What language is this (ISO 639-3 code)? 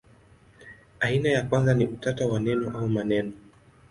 swa